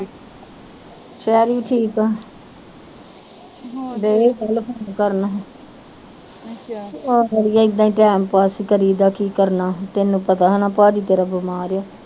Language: Punjabi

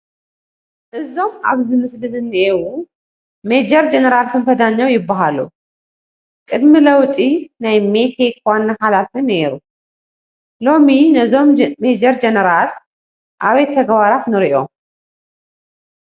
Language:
Tigrinya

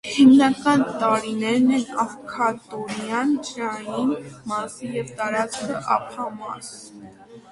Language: Armenian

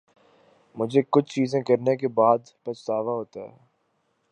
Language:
Urdu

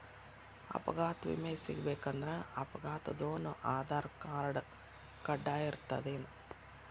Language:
Kannada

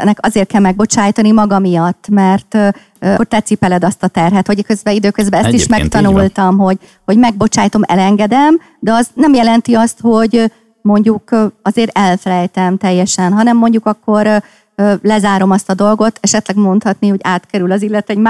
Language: Hungarian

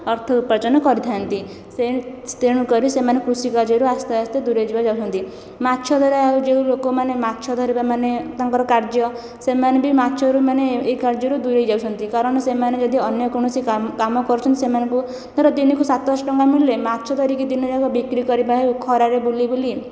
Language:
Odia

